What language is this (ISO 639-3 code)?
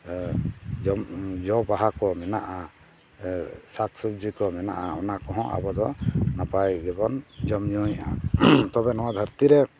sat